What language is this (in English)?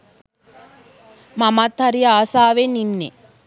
Sinhala